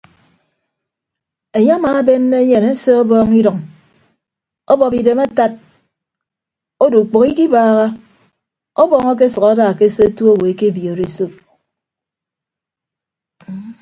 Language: Ibibio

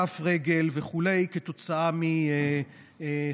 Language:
Hebrew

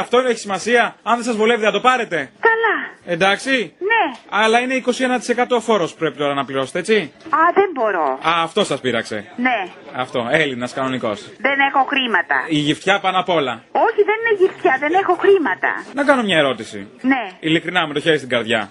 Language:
Greek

